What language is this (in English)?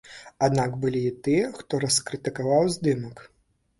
Belarusian